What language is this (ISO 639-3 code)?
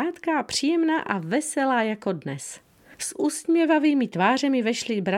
ces